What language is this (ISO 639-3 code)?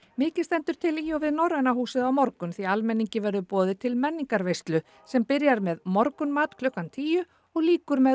isl